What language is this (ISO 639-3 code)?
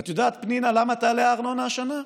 heb